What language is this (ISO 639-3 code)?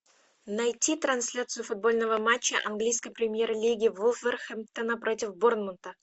rus